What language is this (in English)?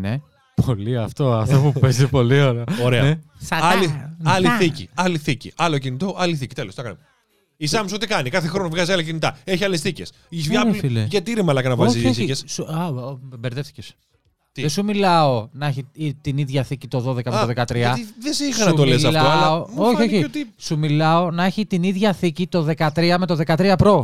Greek